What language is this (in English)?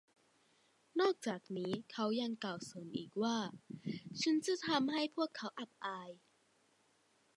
Thai